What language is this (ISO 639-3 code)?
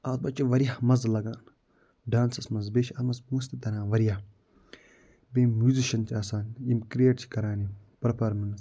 kas